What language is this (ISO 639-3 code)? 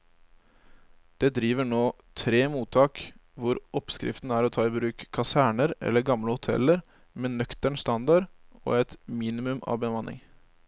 nor